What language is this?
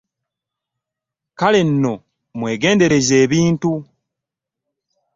Ganda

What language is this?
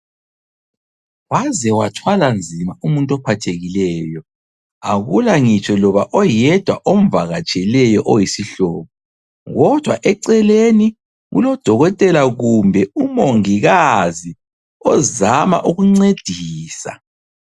North Ndebele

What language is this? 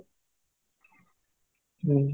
Odia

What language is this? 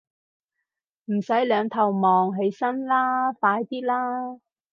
Cantonese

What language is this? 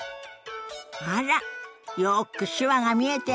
Japanese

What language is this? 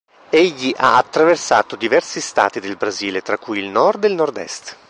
Italian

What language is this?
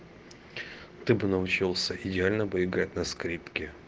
Russian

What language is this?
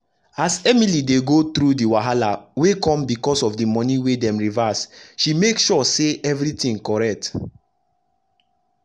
Nigerian Pidgin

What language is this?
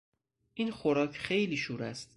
Persian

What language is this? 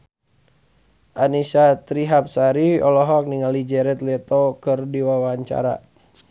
Sundanese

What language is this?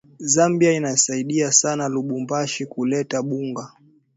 Swahili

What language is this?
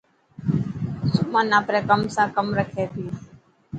Dhatki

